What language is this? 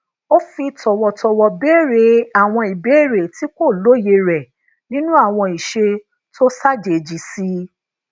Yoruba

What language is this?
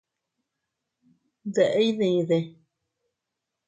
Teutila Cuicatec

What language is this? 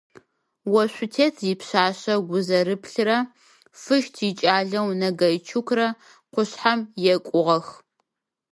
Adyghe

